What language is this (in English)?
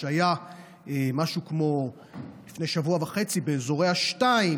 Hebrew